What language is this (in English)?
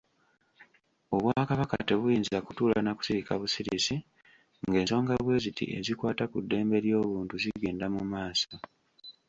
Ganda